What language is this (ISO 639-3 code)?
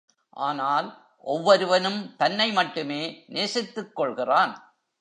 tam